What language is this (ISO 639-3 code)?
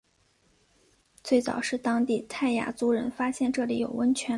zho